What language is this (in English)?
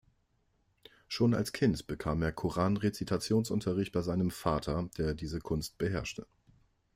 German